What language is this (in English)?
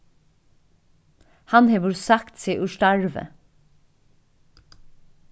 Faroese